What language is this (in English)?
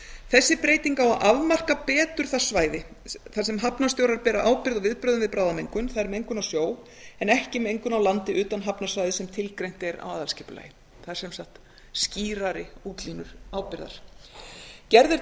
Icelandic